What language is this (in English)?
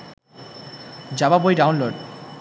Bangla